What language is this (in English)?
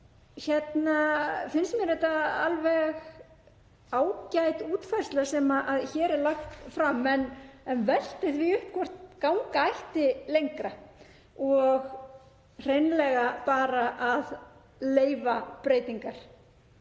Icelandic